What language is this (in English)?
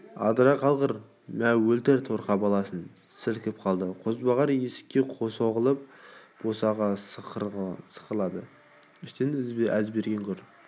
Kazakh